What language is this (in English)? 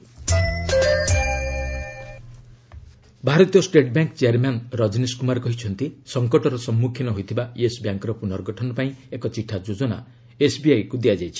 Odia